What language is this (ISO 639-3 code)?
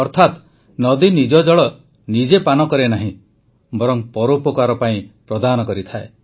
ori